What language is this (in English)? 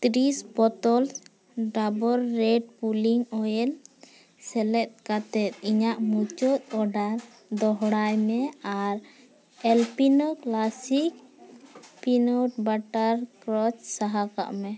Santali